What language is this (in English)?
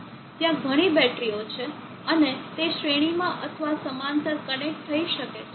Gujarati